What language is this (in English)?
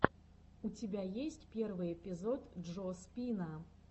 Russian